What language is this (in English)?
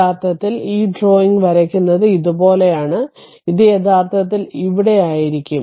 Malayalam